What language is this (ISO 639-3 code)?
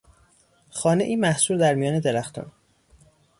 fas